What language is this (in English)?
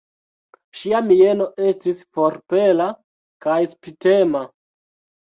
Esperanto